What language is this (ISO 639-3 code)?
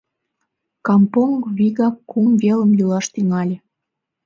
chm